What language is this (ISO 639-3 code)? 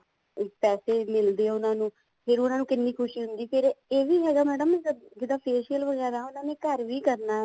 pan